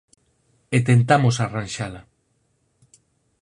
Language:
Galician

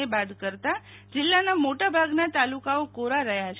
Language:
Gujarati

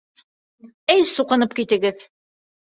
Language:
Bashkir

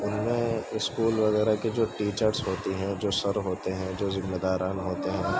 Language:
Urdu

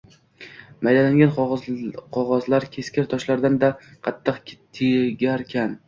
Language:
Uzbek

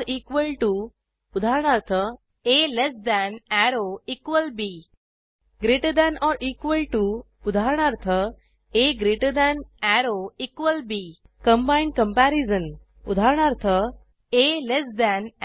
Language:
Marathi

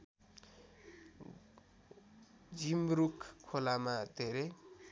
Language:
Nepali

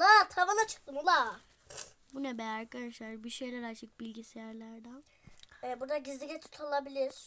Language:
Turkish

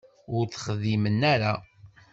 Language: Kabyle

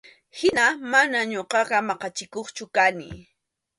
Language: Arequipa-La Unión Quechua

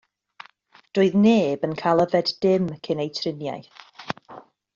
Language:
Welsh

